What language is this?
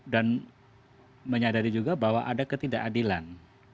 Indonesian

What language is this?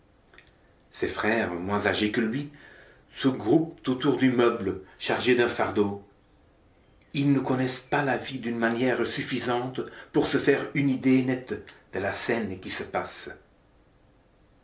French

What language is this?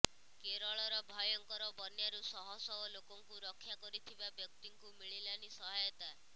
Odia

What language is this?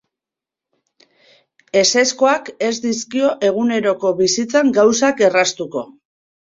Basque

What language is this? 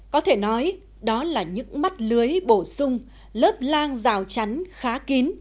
Vietnamese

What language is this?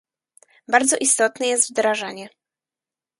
Polish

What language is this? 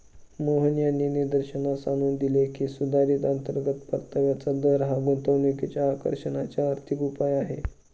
Marathi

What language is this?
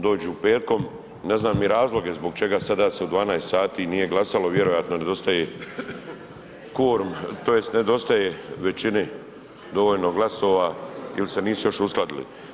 Croatian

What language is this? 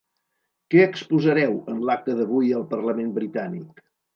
Catalan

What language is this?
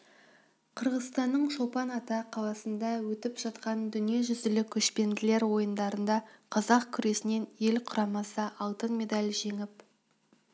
Kazakh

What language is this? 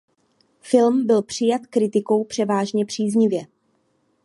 Czech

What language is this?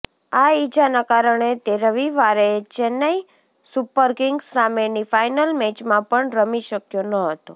Gujarati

